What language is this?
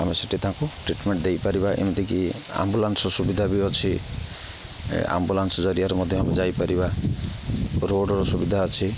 Odia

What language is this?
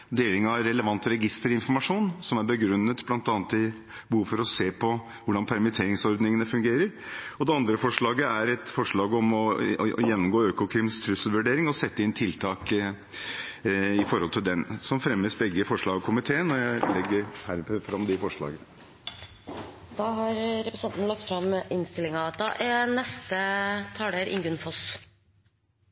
Norwegian Bokmål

